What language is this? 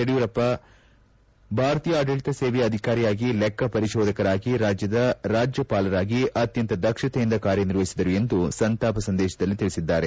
Kannada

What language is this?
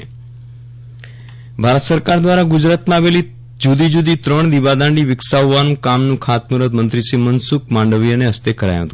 Gujarati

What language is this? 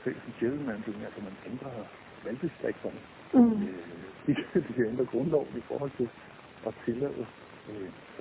Danish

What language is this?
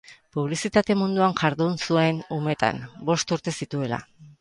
Basque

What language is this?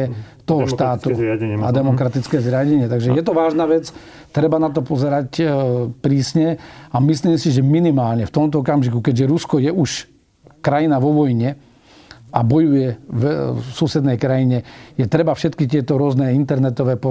Slovak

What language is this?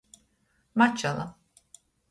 Latgalian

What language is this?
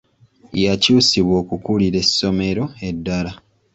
Ganda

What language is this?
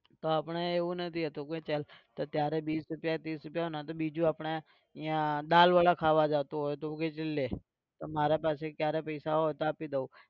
Gujarati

